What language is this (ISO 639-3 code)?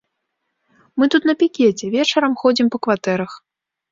bel